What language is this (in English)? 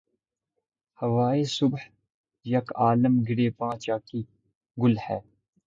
Urdu